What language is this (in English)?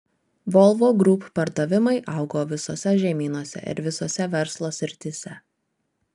Lithuanian